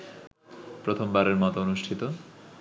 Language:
Bangla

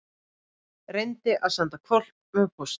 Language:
Icelandic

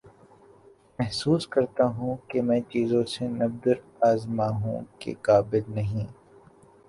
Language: Urdu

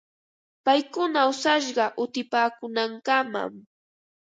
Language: Ambo-Pasco Quechua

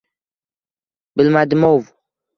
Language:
Uzbek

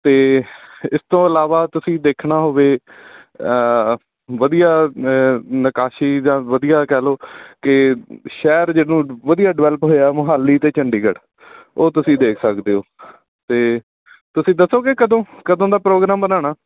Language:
Punjabi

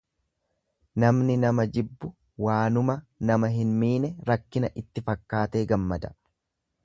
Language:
Oromo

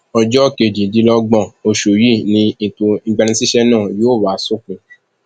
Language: Yoruba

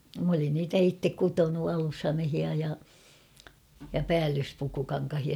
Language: Finnish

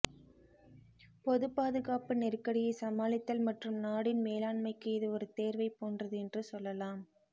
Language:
Tamil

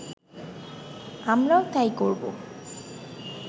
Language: Bangla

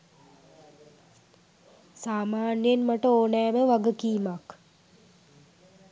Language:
Sinhala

